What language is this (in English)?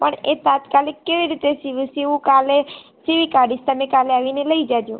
Gujarati